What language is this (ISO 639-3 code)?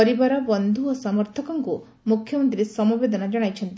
ori